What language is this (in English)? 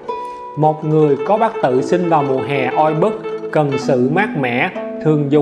Vietnamese